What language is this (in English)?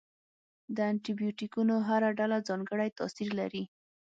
Pashto